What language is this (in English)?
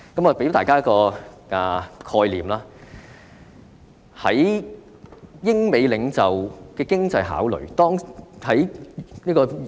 Cantonese